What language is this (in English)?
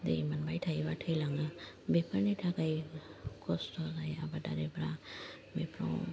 Bodo